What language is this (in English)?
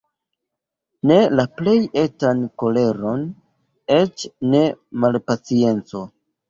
Esperanto